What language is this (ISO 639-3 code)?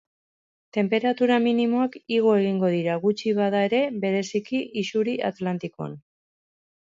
eus